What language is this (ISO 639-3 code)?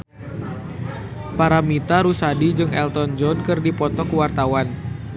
sun